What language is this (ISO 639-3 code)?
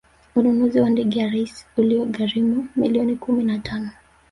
swa